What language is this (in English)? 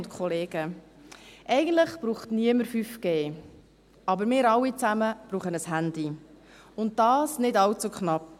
Swiss German